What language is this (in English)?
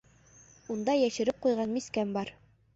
Bashkir